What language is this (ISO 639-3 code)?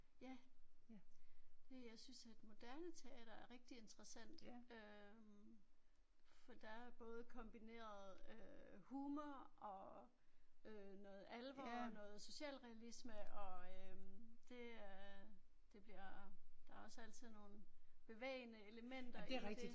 dan